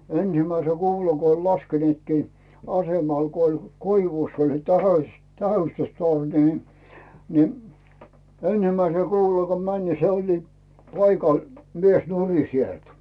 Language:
Finnish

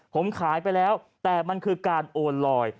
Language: Thai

